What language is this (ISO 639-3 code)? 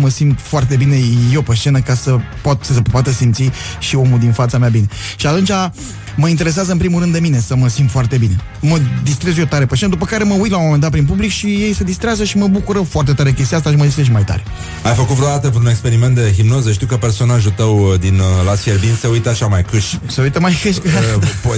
ron